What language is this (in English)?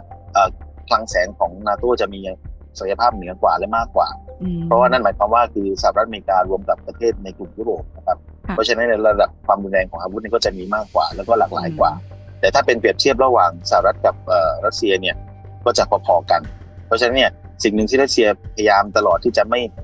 Thai